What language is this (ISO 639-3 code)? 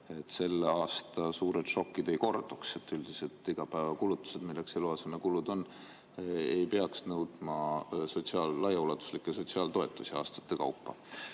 est